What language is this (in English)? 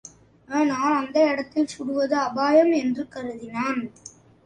Tamil